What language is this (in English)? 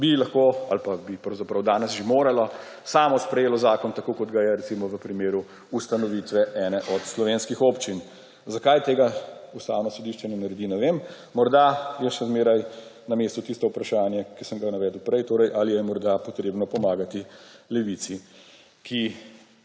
Slovenian